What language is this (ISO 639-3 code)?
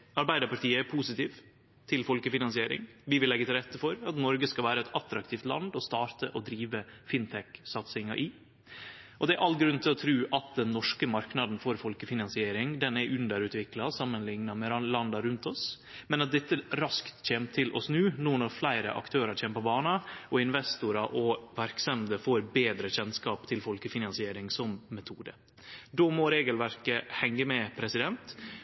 nno